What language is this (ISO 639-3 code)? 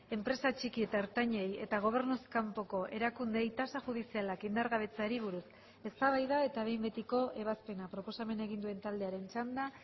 eus